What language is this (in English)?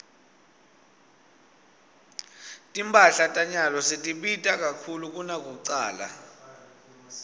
Swati